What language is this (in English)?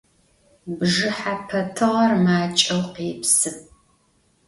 Adyghe